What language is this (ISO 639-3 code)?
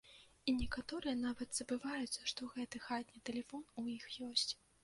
bel